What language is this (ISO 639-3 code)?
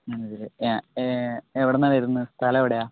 mal